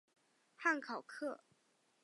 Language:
Chinese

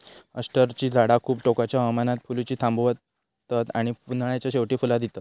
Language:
Marathi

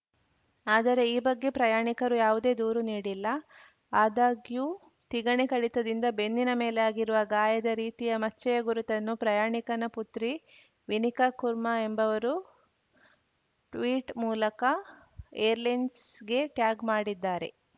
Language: Kannada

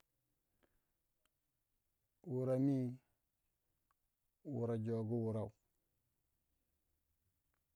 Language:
Waja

